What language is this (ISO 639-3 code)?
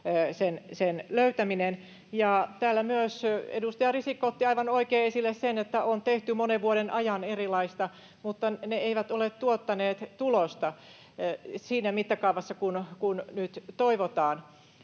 fin